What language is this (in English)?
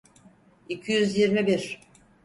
Turkish